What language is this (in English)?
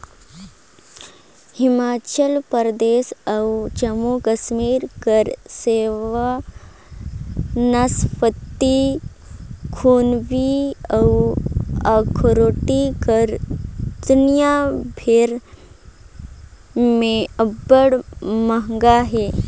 Chhattisgarhi